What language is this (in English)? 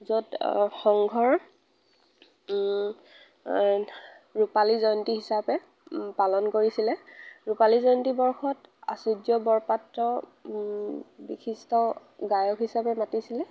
Assamese